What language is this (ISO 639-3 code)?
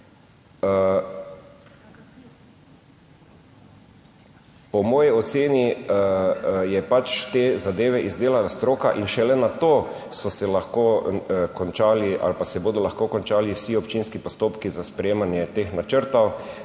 slv